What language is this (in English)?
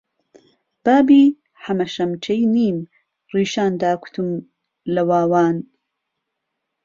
Central Kurdish